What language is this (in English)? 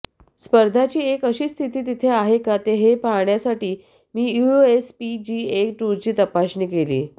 Marathi